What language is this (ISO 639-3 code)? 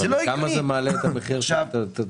heb